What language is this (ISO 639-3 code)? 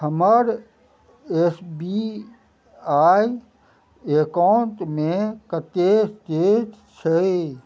mai